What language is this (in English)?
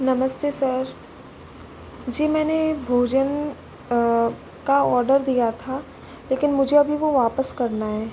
Hindi